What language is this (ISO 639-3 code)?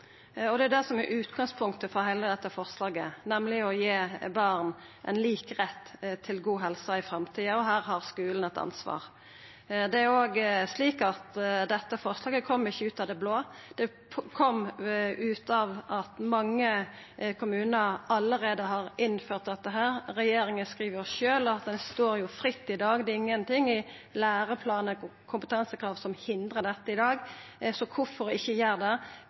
nno